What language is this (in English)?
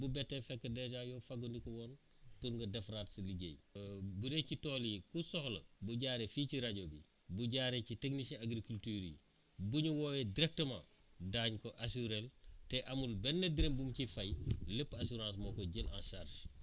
Wolof